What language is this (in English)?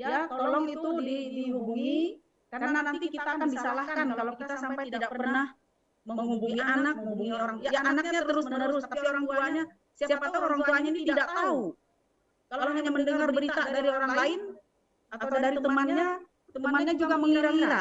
Indonesian